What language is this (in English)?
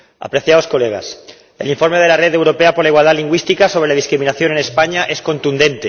Spanish